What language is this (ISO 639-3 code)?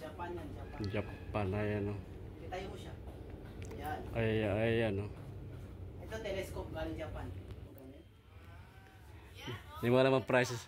fil